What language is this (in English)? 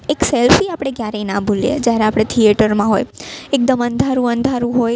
Gujarati